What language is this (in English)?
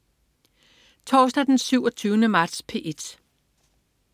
Danish